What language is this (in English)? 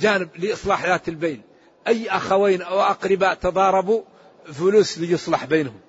Arabic